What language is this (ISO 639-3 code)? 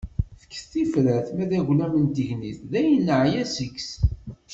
kab